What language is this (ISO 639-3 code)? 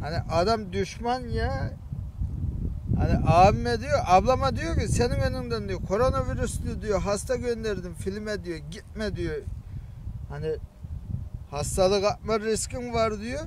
tur